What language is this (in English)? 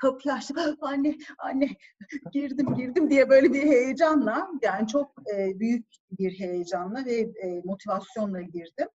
Turkish